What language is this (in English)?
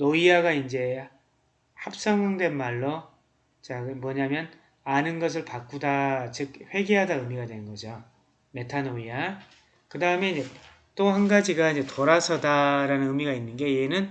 Korean